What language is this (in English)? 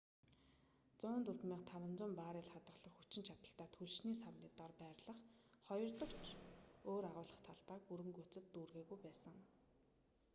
Mongolian